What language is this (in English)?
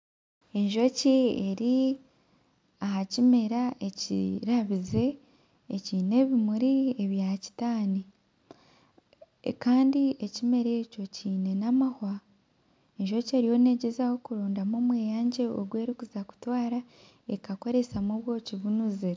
Nyankole